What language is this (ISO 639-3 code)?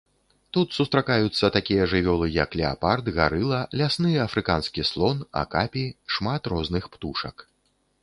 bel